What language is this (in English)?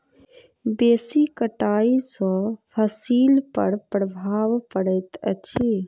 Maithili